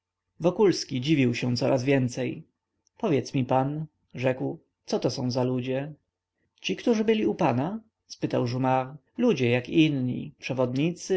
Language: Polish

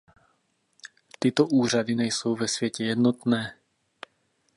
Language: Czech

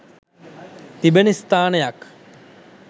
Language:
Sinhala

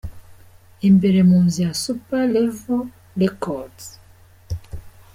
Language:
Kinyarwanda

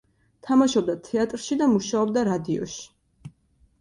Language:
Georgian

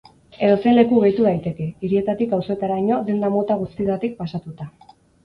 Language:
Basque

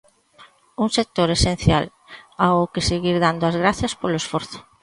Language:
Galician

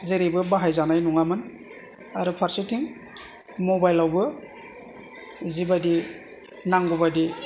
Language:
Bodo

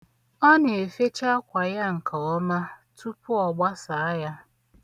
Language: Igbo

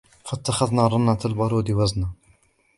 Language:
Arabic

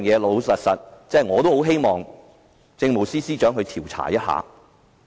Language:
Cantonese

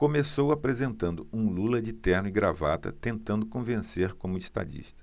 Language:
Portuguese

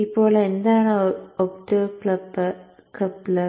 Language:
Malayalam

